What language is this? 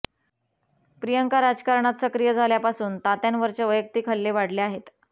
Marathi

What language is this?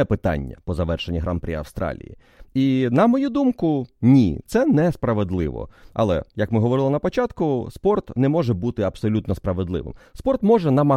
Ukrainian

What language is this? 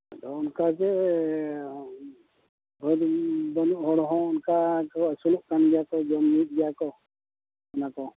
Santali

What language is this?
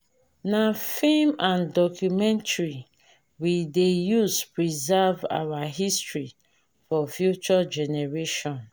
Nigerian Pidgin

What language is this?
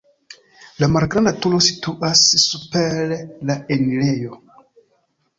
Esperanto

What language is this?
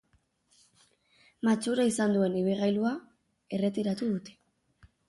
Basque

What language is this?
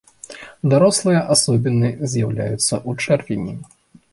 Belarusian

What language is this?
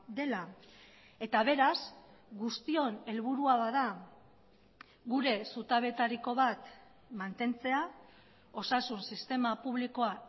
Basque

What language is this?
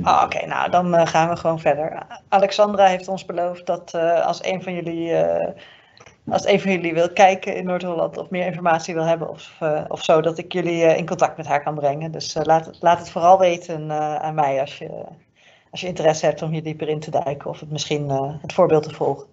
Dutch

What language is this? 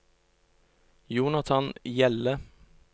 Norwegian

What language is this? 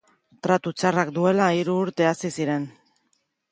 Basque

